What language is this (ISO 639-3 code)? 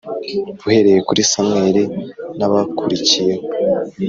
kin